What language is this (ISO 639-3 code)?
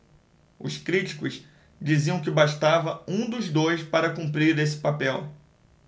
por